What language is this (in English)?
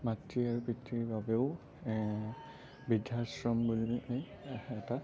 Assamese